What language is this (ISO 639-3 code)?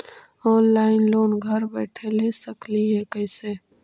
mag